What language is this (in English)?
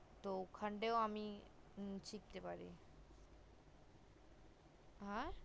Bangla